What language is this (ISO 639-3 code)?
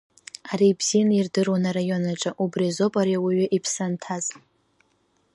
abk